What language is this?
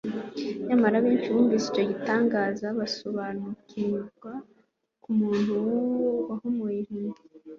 Kinyarwanda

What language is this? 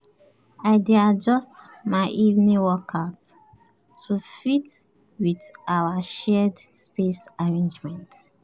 Nigerian Pidgin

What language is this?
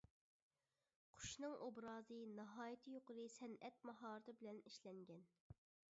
Uyghur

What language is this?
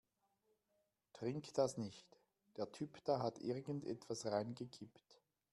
German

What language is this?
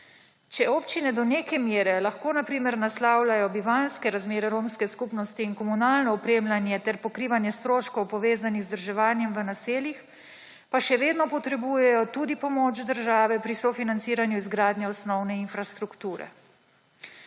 Slovenian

